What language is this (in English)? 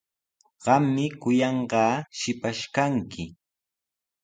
Sihuas Ancash Quechua